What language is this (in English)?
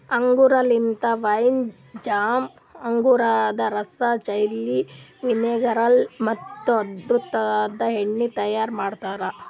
Kannada